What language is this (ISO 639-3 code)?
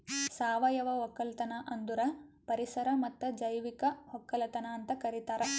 kan